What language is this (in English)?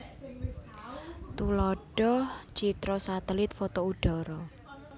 Javanese